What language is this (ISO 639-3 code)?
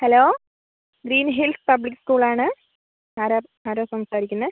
mal